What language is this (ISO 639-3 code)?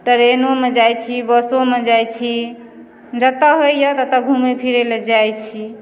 mai